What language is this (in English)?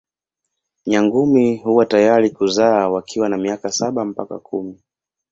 Swahili